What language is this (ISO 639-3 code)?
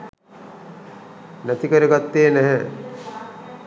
sin